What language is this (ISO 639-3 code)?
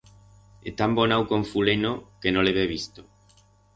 arg